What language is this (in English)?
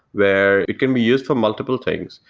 English